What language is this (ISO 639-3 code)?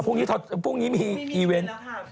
tha